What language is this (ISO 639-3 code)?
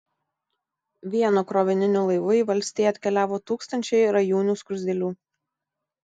lit